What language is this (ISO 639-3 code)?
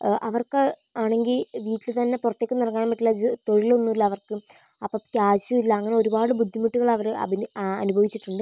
mal